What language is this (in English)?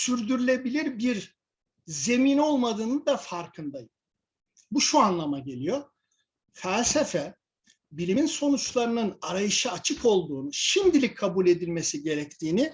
Turkish